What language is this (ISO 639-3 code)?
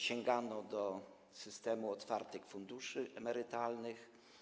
pol